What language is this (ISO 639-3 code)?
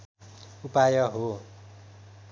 nep